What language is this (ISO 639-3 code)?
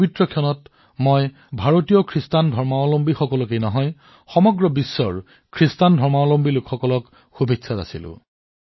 asm